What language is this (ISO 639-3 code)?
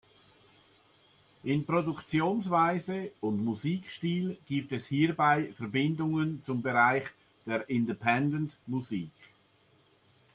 deu